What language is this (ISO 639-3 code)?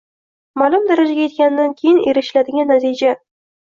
uzb